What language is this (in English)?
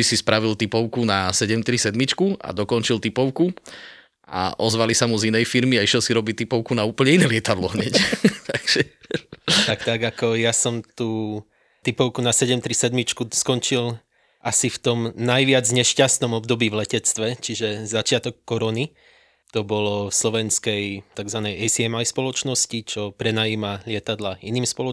Slovak